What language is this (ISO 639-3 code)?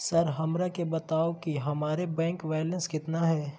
mag